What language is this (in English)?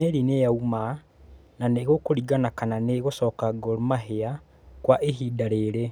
Kikuyu